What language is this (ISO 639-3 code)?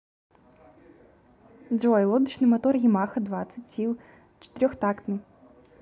rus